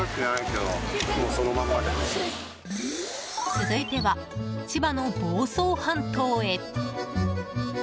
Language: Japanese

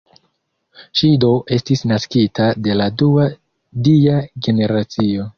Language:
Esperanto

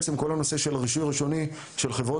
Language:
Hebrew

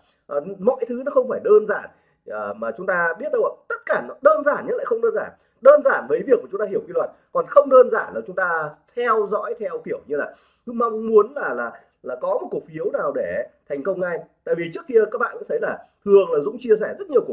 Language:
Vietnamese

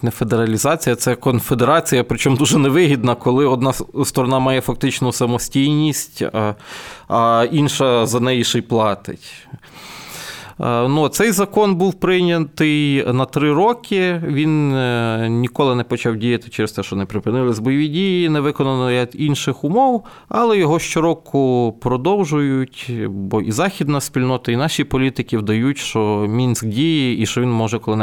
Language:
Ukrainian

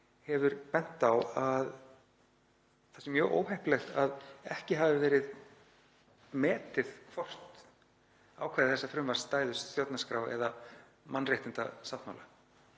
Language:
Icelandic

